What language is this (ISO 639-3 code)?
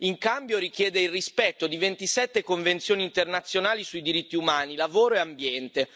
ita